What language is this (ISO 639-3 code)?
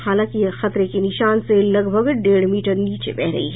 hin